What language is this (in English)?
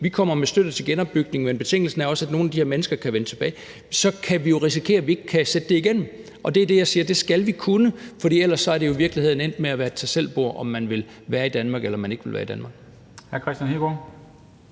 Danish